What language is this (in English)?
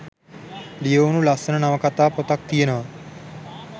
Sinhala